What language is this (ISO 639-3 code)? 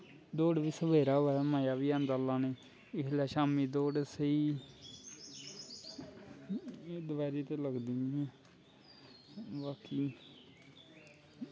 doi